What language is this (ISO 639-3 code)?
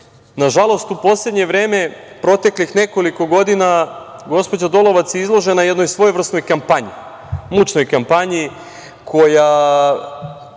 srp